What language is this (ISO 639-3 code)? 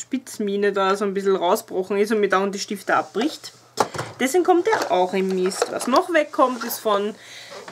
deu